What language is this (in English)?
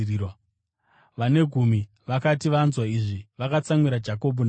Shona